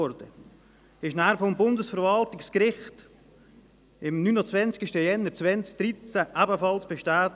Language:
Swiss German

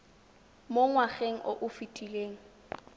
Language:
Tswana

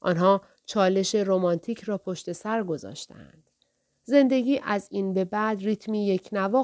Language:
Persian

